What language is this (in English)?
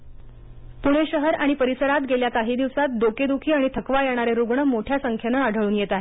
Marathi